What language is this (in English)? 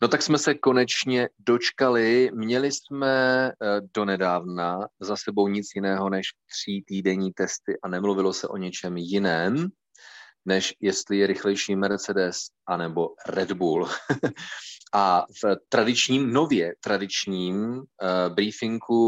Czech